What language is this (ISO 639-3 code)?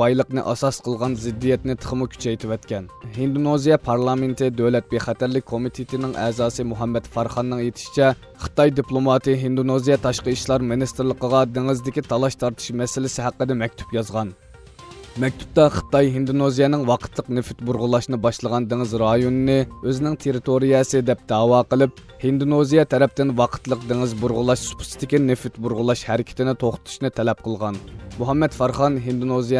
tur